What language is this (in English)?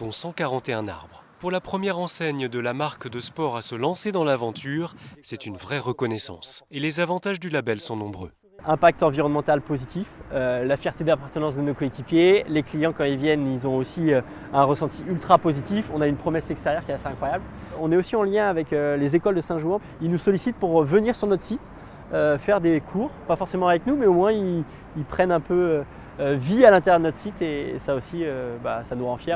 French